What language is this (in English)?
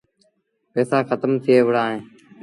Sindhi Bhil